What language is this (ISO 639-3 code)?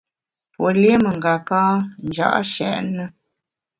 bax